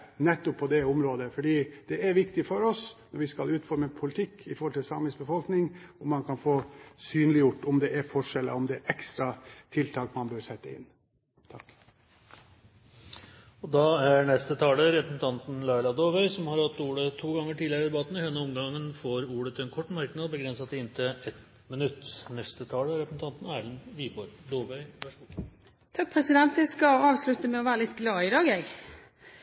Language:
Norwegian Bokmål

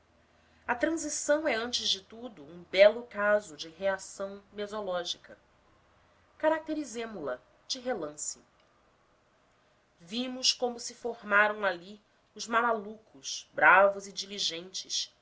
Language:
Portuguese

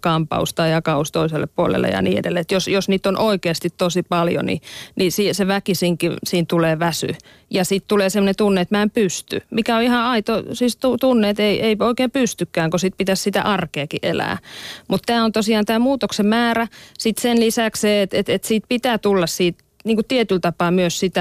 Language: Finnish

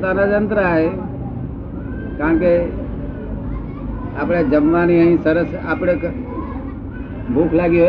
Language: Gujarati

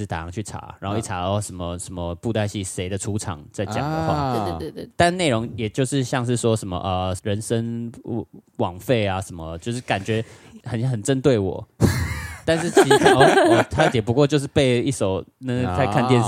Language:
Chinese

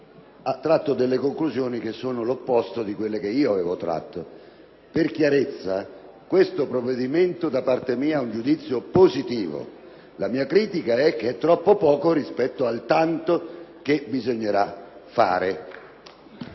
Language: Italian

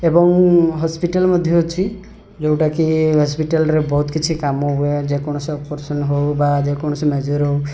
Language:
Odia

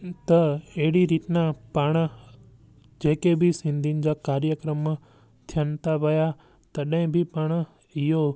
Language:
Sindhi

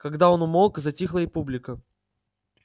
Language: Russian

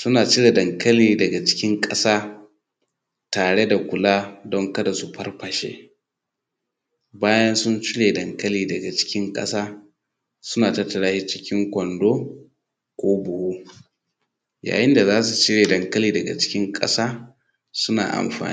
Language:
Hausa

